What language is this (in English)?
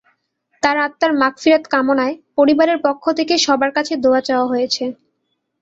Bangla